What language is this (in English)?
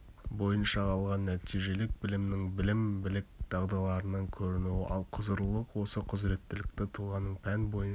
Kazakh